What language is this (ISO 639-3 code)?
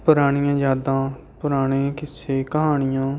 pan